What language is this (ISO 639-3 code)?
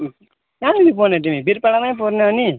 nep